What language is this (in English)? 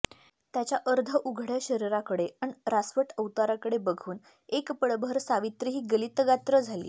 Marathi